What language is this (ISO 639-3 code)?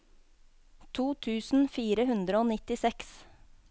nor